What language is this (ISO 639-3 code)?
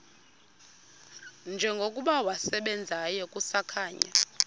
xho